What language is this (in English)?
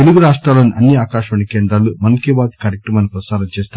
Telugu